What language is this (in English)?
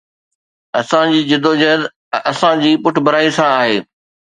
Sindhi